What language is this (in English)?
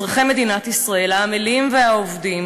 Hebrew